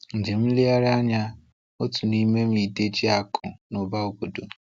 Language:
Igbo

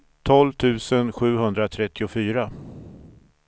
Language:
Swedish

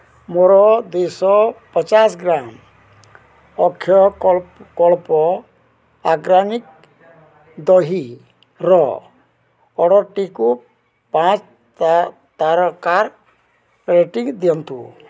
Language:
Odia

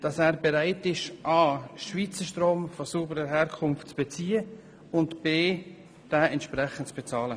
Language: Swiss German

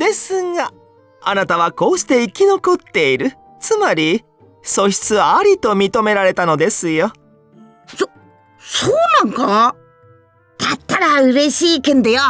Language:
Japanese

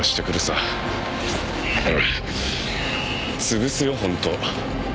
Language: Japanese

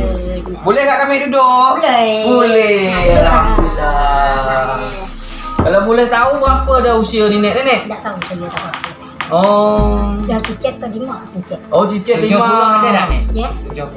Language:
Malay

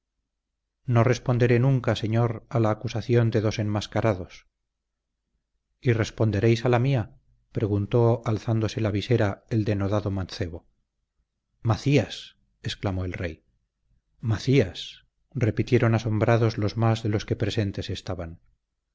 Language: Spanish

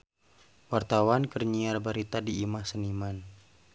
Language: Sundanese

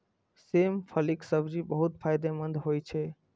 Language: Maithili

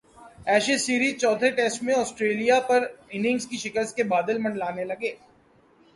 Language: Urdu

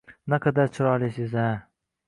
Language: Uzbek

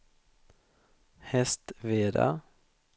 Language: Swedish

